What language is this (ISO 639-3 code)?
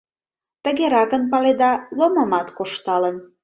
chm